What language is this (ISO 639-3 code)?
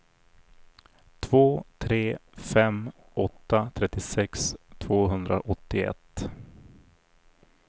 swe